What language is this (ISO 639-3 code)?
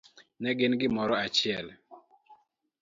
luo